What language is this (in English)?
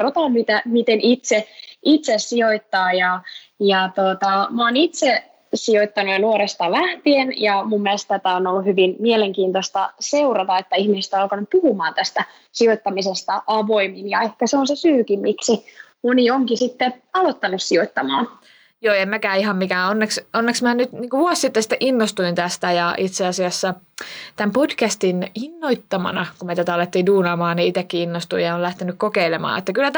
Finnish